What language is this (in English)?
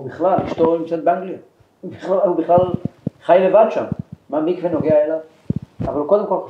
Hebrew